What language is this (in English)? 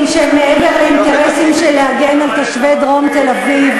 Hebrew